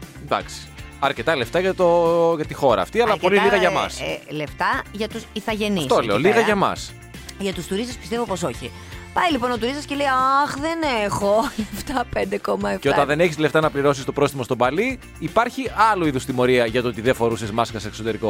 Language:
Greek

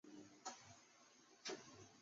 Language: Chinese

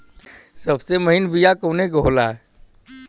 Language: Bhojpuri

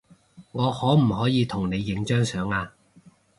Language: Cantonese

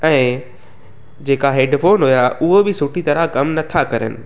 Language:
Sindhi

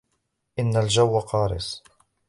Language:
Arabic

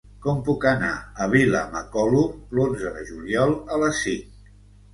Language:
Catalan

